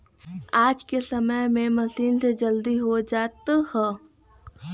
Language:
Bhojpuri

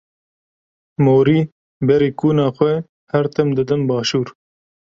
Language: Kurdish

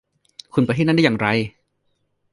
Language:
Thai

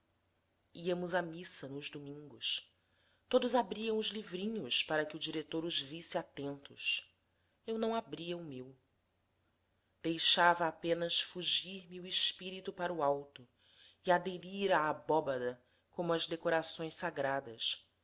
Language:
Portuguese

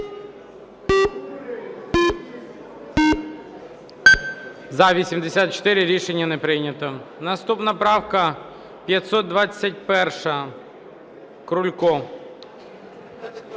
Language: Ukrainian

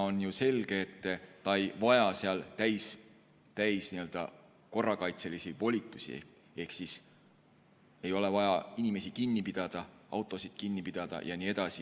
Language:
Estonian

